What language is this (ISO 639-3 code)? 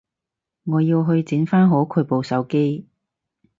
yue